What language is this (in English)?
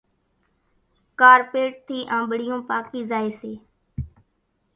Kachi Koli